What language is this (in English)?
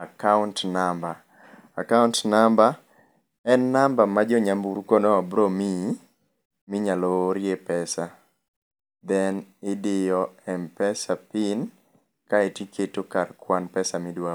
Luo (Kenya and Tanzania)